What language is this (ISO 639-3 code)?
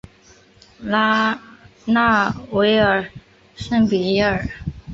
zho